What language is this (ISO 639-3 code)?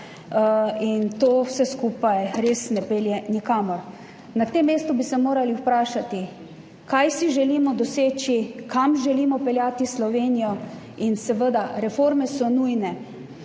slv